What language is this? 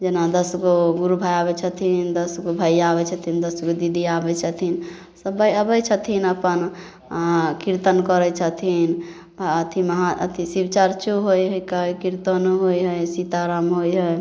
Maithili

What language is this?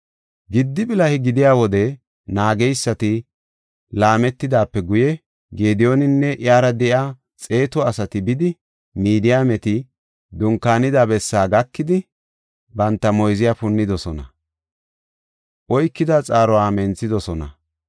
Gofa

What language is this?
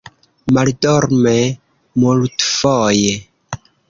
Esperanto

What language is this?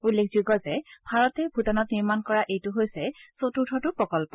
Assamese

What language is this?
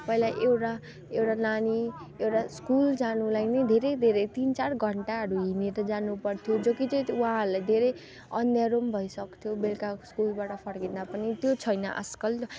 Nepali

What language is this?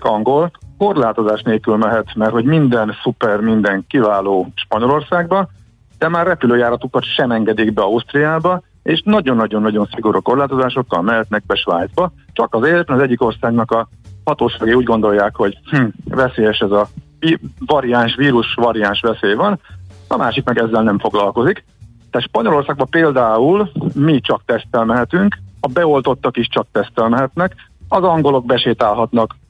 Hungarian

